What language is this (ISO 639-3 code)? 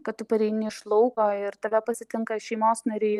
lit